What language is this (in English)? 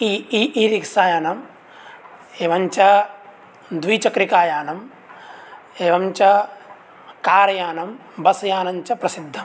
Sanskrit